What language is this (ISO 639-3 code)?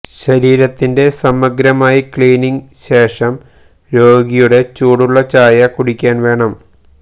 mal